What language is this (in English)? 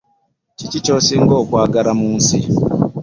Ganda